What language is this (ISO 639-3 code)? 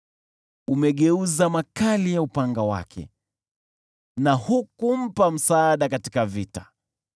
swa